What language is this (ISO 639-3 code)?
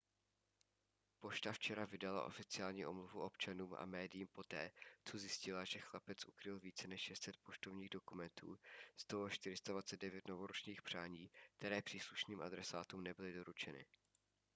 ces